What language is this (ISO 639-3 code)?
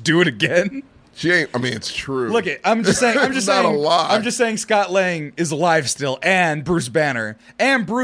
eng